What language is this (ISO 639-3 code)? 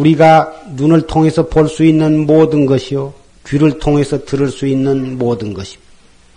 kor